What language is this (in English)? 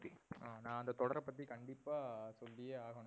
Tamil